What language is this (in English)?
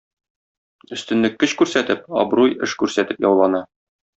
Tatar